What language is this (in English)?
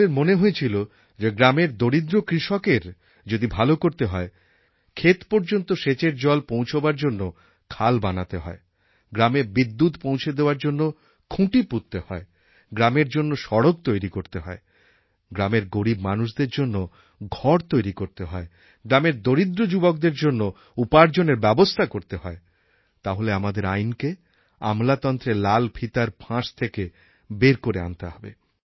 Bangla